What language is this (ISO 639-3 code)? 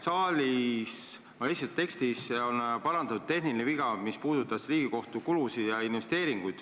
est